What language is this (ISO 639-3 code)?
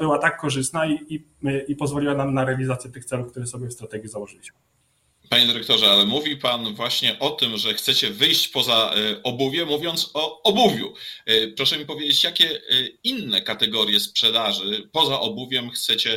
pol